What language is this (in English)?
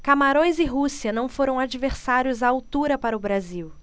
Portuguese